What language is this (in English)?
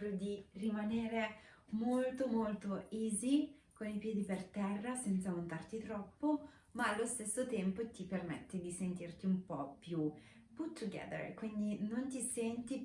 Italian